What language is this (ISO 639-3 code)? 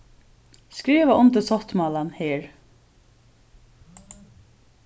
fao